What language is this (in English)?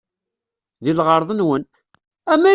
Kabyle